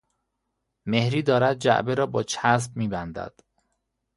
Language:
Persian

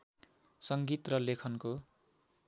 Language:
Nepali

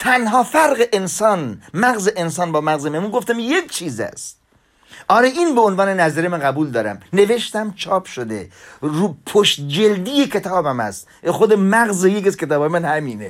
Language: Persian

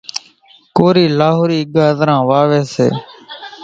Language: Kachi Koli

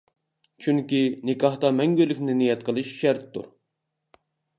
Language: Uyghur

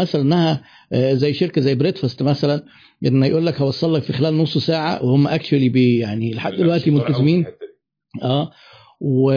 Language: Arabic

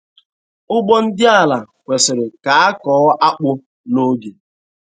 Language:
Igbo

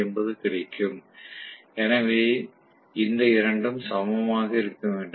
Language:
Tamil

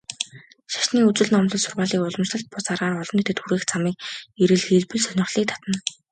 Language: Mongolian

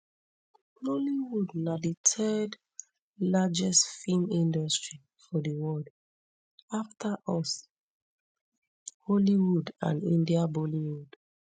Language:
Nigerian Pidgin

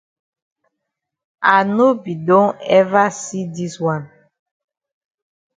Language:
Cameroon Pidgin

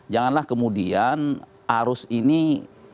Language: Indonesian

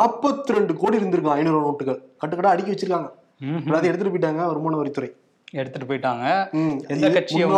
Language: Tamil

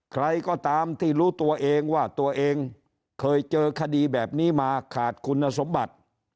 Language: Thai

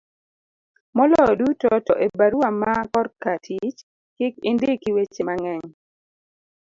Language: Luo (Kenya and Tanzania)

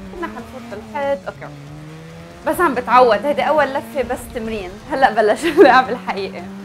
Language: Arabic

